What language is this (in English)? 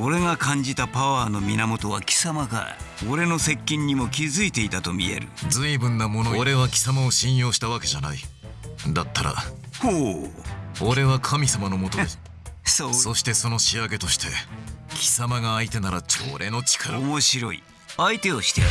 Japanese